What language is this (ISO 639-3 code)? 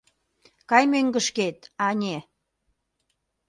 chm